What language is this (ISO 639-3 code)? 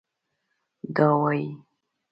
pus